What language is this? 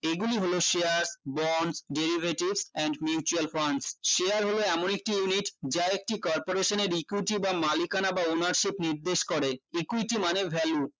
Bangla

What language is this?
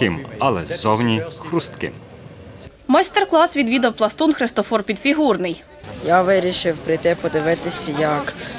Ukrainian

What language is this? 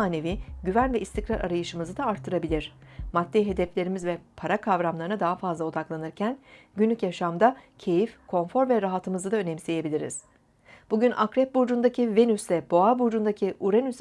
Turkish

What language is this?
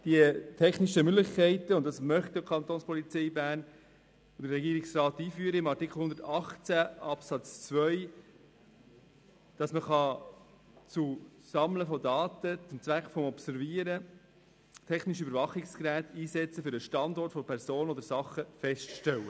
Swiss German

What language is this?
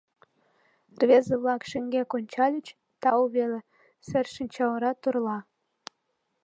Mari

